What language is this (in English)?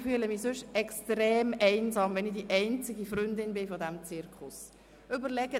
Swiss German